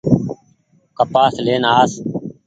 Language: Goaria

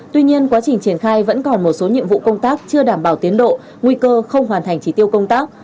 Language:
Vietnamese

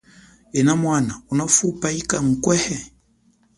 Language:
Chokwe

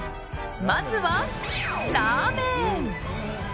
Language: Japanese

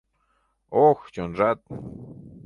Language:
Mari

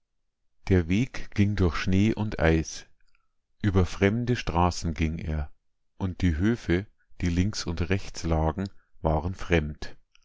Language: German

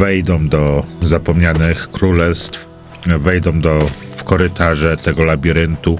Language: Polish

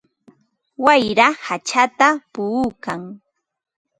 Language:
Ambo-Pasco Quechua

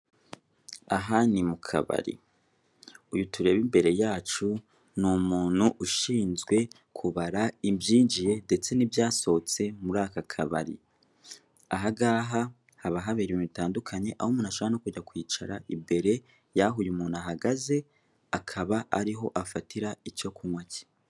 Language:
Kinyarwanda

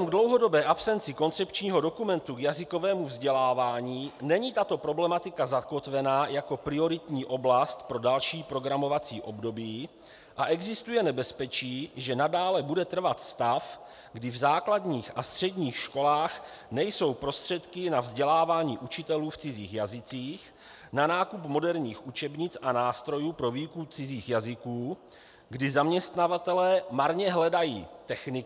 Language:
Czech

